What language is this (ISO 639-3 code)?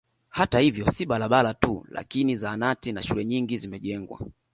swa